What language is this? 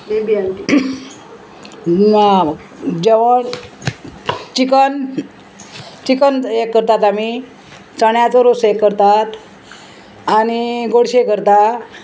Konkani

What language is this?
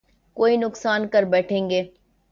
Urdu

